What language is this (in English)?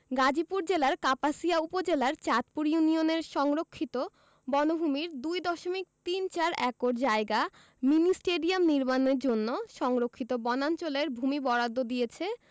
Bangla